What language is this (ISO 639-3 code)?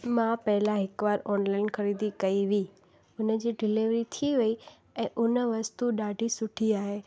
snd